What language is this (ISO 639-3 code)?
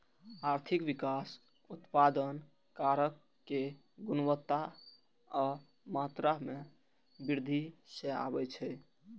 mai